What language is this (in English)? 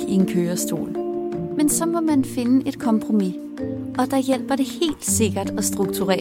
Danish